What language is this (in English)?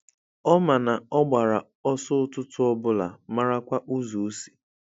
Igbo